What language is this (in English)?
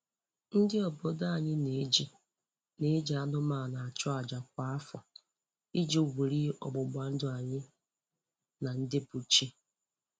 Igbo